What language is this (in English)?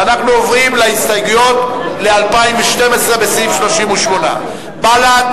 Hebrew